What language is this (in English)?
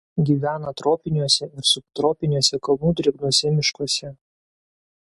Lithuanian